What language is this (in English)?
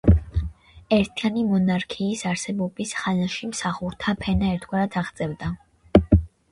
Georgian